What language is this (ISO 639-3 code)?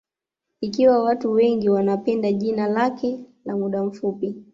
swa